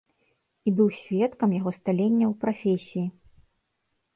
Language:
Belarusian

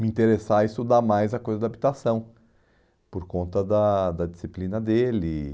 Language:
Portuguese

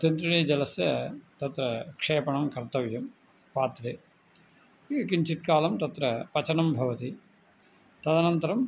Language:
Sanskrit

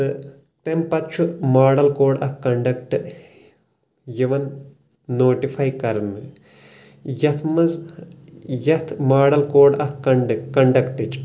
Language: Kashmiri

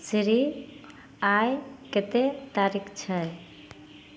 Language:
Maithili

